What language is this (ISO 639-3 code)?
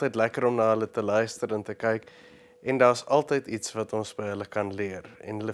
nld